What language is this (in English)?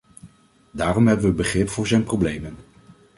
Dutch